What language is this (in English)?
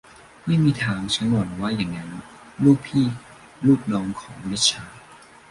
Thai